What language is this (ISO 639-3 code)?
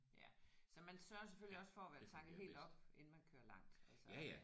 dan